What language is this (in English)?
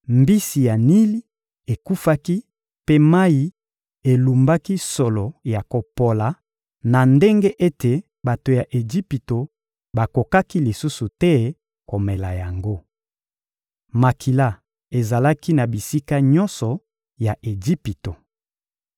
Lingala